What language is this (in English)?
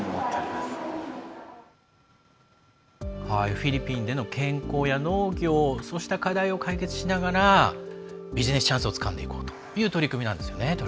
Japanese